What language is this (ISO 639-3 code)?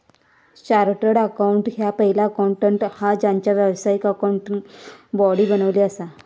mar